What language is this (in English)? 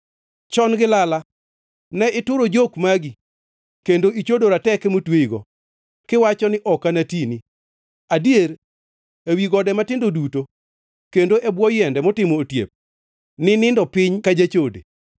Luo (Kenya and Tanzania)